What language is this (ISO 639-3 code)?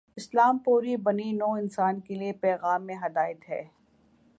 urd